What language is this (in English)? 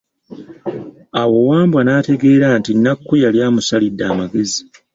Ganda